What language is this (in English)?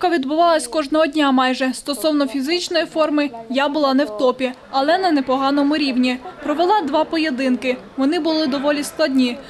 Ukrainian